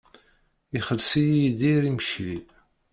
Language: Kabyle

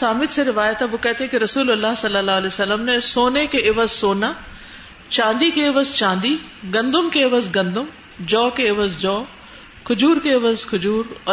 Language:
Urdu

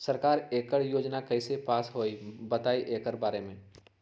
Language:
Magahi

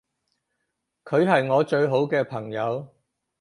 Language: Cantonese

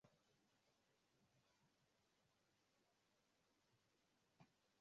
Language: Swahili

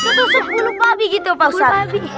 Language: Indonesian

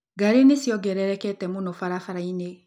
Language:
Kikuyu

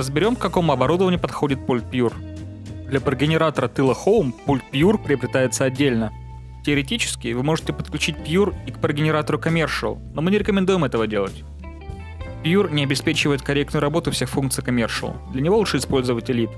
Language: Russian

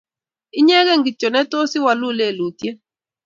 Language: Kalenjin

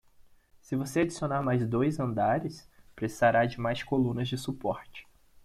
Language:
Portuguese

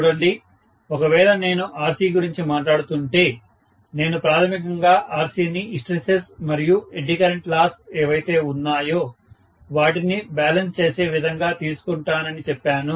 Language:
Telugu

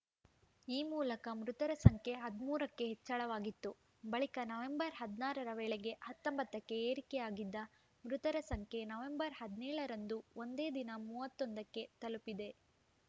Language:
Kannada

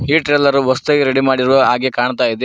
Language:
Kannada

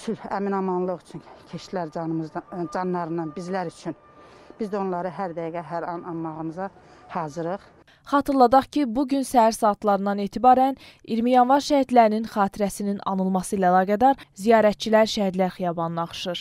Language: Turkish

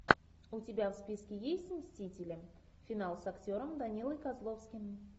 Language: Russian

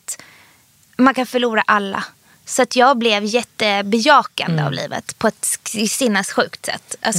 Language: Swedish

